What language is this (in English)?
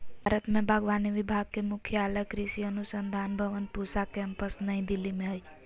Magahi